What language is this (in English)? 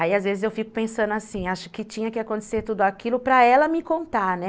Portuguese